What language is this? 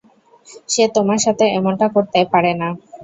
Bangla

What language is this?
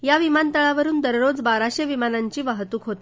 Marathi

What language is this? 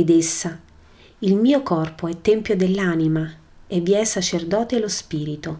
Italian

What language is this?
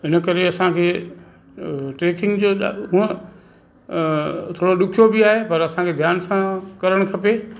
Sindhi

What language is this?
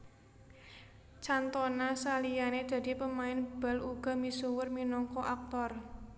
Javanese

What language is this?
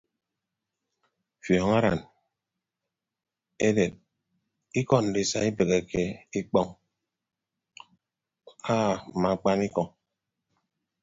Ibibio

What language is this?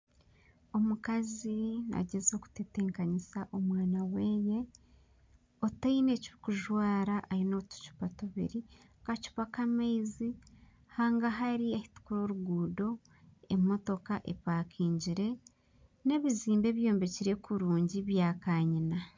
Nyankole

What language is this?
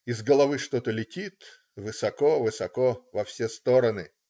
Russian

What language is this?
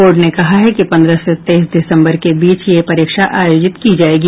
Hindi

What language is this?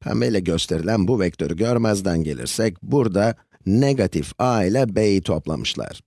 Turkish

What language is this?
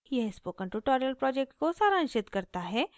Hindi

